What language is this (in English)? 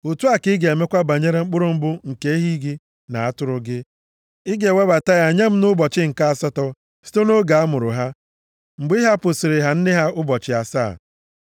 Igbo